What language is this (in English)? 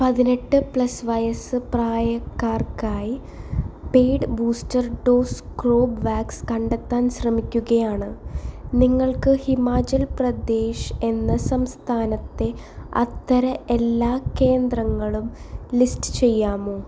Malayalam